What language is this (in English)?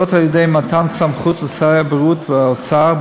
Hebrew